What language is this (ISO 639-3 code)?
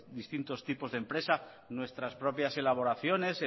spa